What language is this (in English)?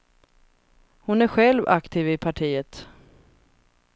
Swedish